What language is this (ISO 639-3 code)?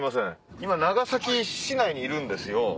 jpn